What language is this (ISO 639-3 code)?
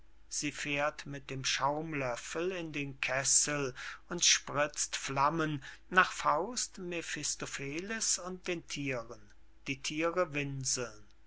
deu